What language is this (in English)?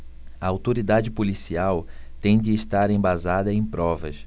Portuguese